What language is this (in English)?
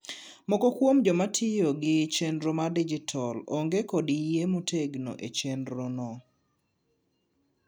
Luo (Kenya and Tanzania)